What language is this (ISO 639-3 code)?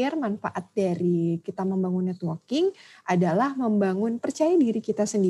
ind